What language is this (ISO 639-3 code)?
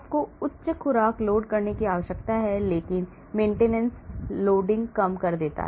hin